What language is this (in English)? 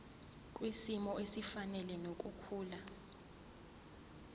Zulu